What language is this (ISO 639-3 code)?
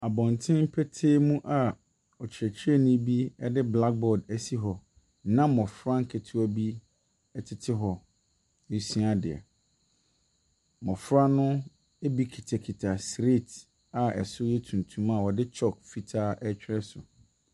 aka